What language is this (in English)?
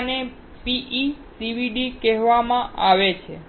Gujarati